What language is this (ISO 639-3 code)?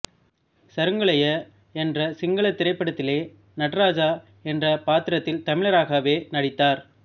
tam